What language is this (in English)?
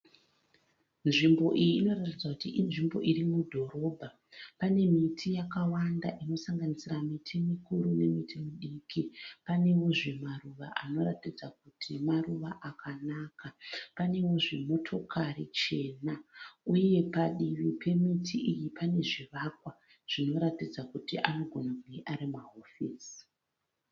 Shona